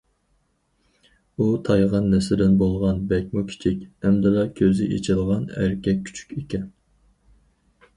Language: Uyghur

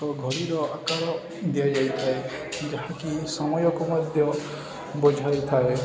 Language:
Odia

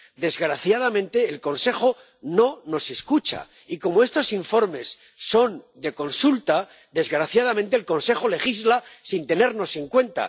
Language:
Spanish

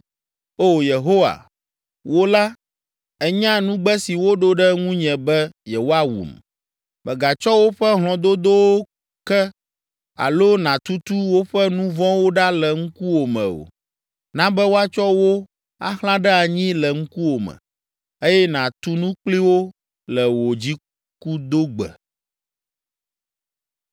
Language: Ewe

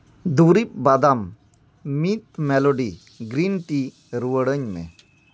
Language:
Santali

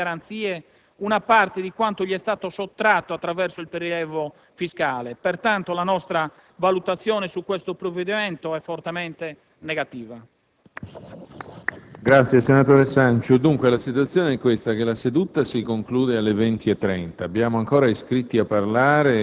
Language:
Italian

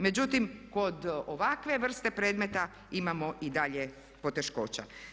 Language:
Croatian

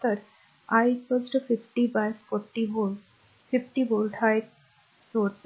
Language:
Marathi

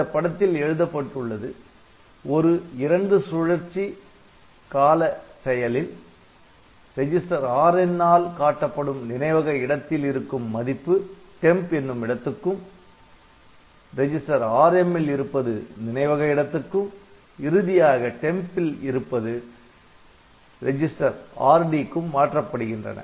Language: Tamil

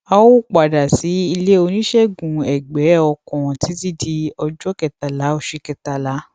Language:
Yoruba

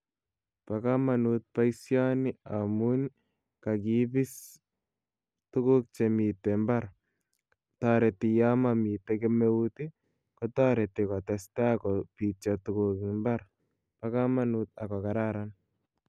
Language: Kalenjin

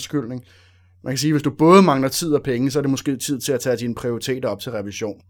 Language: Danish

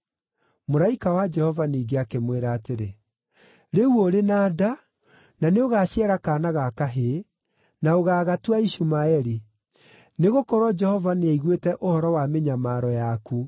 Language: Kikuyu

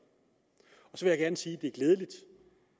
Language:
Danish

